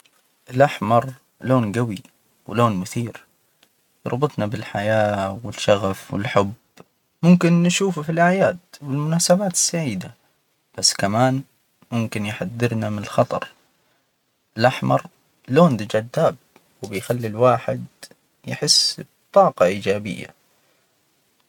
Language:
Hijazi Arabic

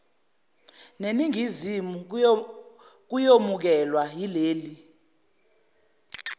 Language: Zulu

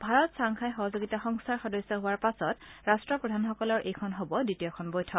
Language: Assamese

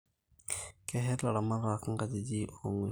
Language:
Masai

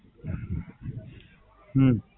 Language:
Gujarati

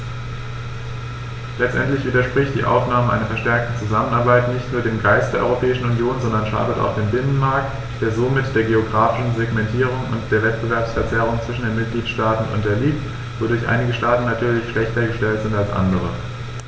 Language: German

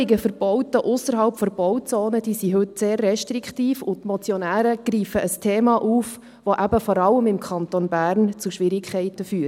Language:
Swiss German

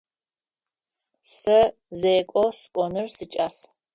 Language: Adyghe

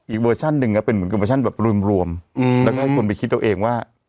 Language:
Thai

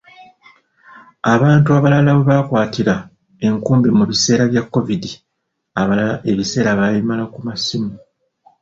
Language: Ganda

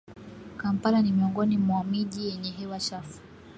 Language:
Swahili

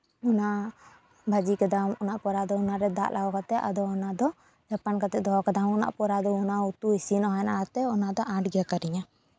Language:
Santali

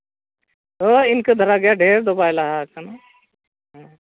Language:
Santali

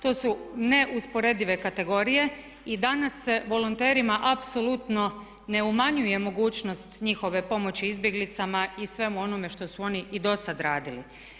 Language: Croatian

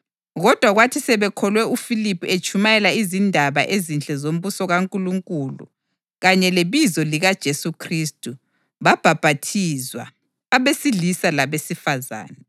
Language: North Ndebele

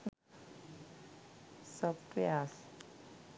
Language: Sinhala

